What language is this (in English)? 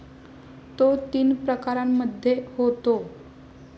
Marathi